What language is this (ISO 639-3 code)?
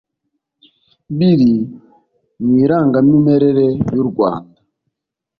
kin